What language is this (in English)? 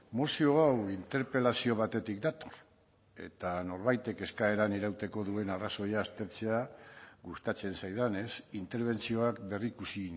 Basque